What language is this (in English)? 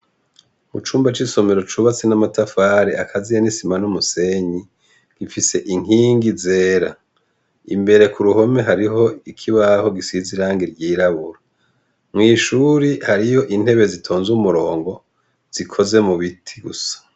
Rundi